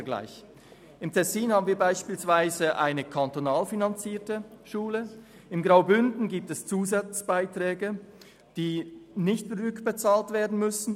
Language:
Swiss German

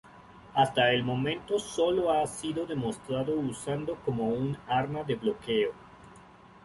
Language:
Spanish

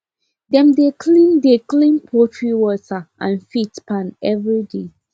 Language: Nigerian Pidgin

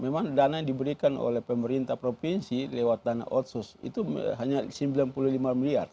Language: Indonesian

